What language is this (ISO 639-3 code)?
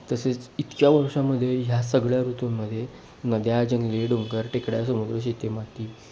mar